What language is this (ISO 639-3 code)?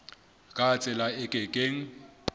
sot